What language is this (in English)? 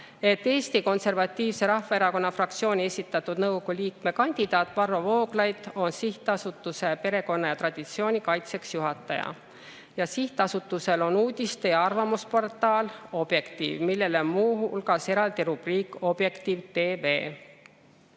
Estonian